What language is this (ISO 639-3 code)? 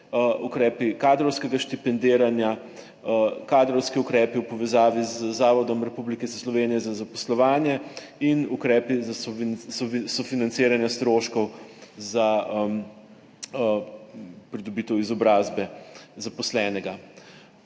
slv